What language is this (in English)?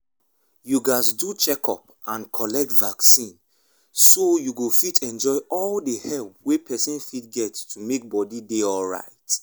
Nigerian Pidgin